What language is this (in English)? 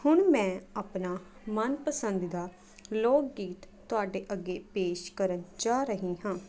Punjabi